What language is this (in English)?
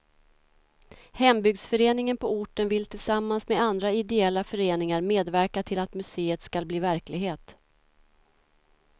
Swedish